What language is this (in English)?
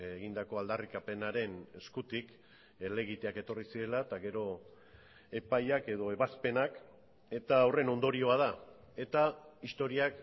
Basque